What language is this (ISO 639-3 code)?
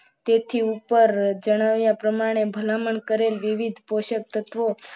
guj